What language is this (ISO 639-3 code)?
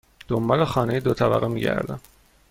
fas